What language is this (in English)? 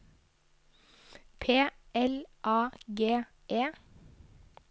Norwegian